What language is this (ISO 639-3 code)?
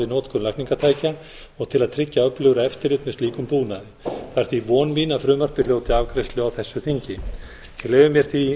isl